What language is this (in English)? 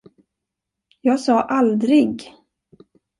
Swedish